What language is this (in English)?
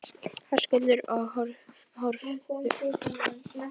Icelandic